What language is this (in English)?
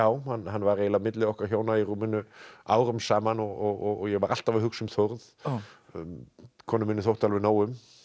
Icelandic